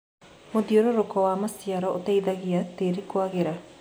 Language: Kikuyu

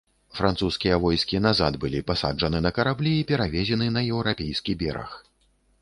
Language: Belarusian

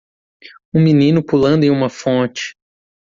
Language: Portuguese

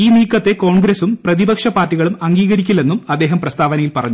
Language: Malayalam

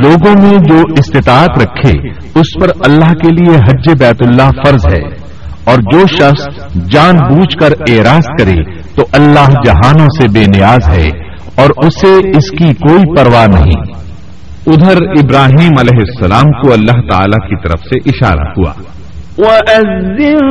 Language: Urdu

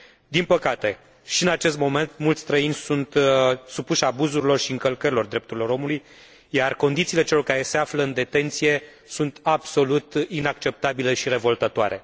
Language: Romanian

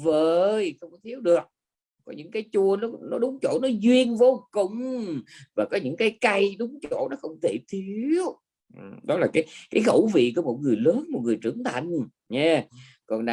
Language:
Vietnamese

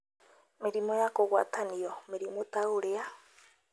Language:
Kikuyu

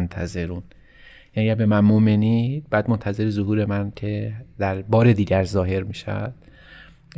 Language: Persian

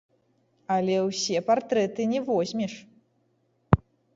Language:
Belarusian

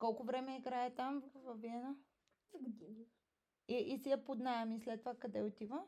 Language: Bulgarian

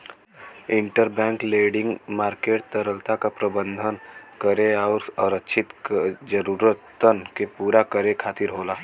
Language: Bhojpuri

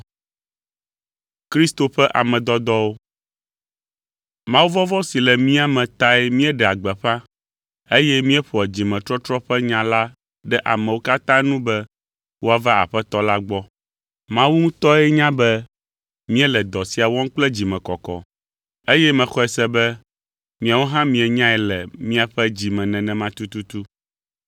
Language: Ewe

